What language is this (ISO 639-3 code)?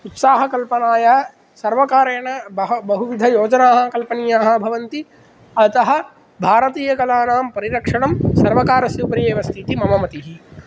san